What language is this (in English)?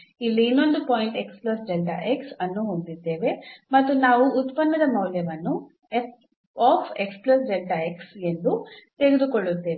Kannada